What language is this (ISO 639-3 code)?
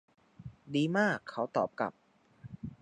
tha